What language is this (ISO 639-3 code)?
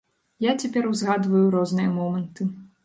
bel